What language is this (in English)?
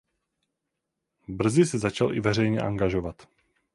Czech